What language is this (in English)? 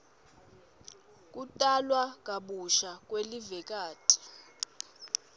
Swati